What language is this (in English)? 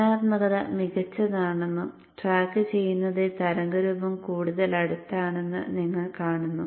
Malayalam